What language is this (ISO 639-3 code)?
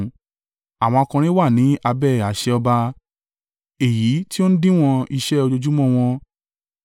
yor